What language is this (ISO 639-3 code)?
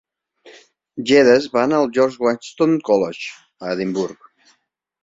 cat